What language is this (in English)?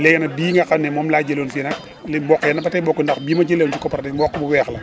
Wolof